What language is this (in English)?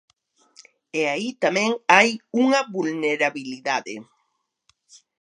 Galician